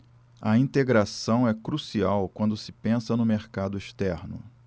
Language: Portuguese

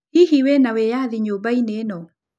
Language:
Kikuyu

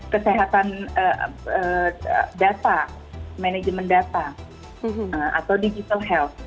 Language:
Indonesian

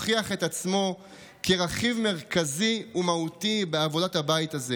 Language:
Hebrew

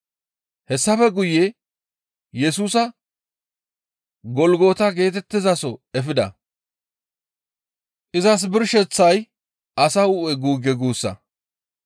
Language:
Gamo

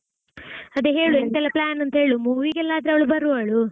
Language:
Kannada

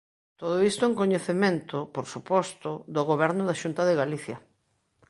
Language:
Galician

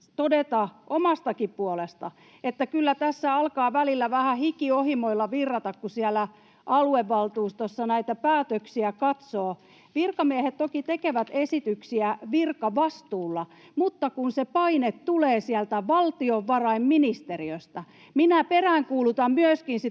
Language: Finnish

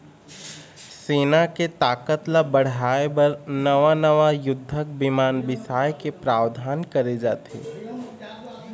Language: Chhattisgarhi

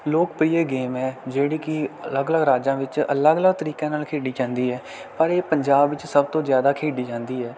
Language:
Punjabi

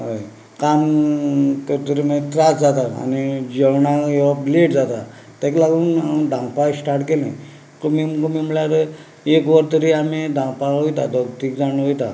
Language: Konkani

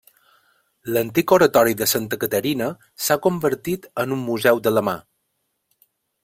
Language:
Catalan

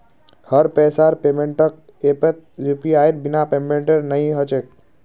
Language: Magahi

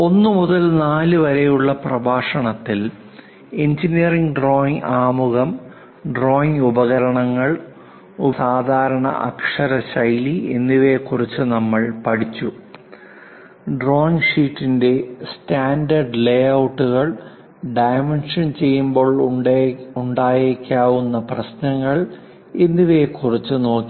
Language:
Malayalam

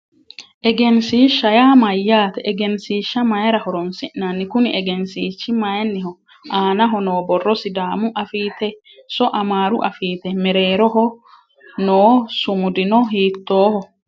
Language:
Sidamo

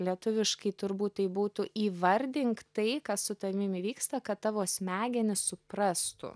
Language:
Lithuanian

